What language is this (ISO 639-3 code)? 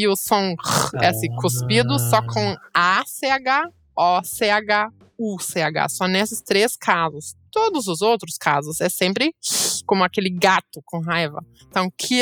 por